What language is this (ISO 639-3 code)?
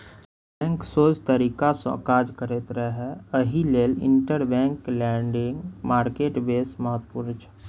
mai